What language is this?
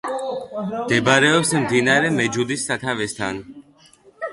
Georgian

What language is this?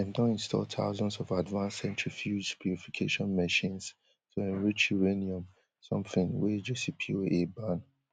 Nigerian Pidgin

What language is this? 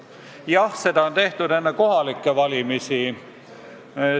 Estonian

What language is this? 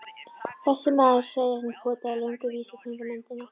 Icelandic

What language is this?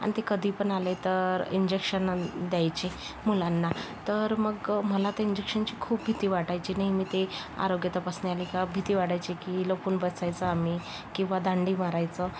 Marathi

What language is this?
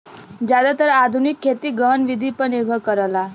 Bhojpuri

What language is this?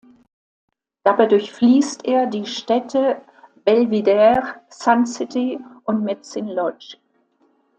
German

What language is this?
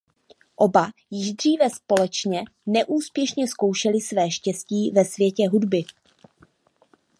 Czech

